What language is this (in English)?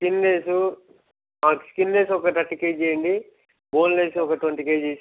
Telugu